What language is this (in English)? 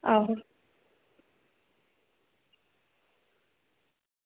Dogri